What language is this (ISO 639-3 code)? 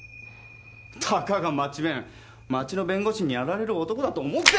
jpn